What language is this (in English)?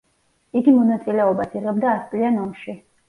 Georgian